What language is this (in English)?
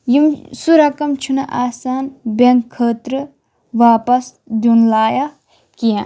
Kashmiri